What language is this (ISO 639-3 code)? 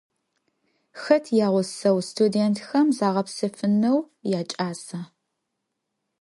ady